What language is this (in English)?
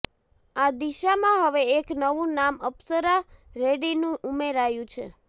Gujarati